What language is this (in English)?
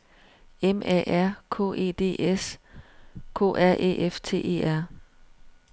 Danish